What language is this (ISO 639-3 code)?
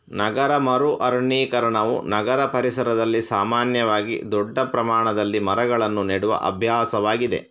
kan